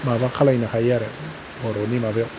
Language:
Bodo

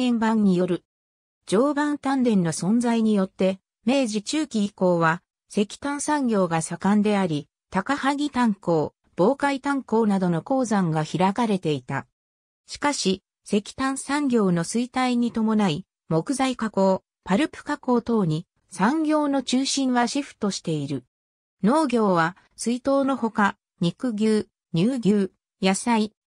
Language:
Japanese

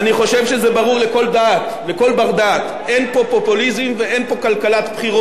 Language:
Hebrew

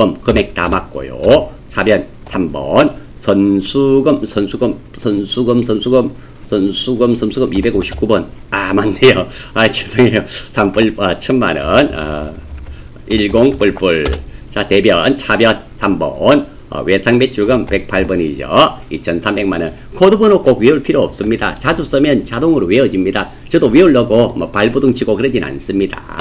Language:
Korean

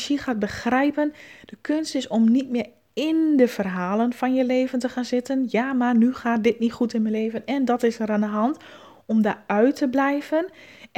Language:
Dutch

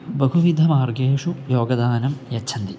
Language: Sanskrit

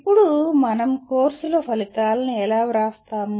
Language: Telugu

